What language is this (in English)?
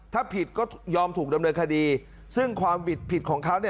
Thai